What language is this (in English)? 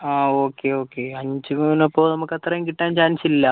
Malayalam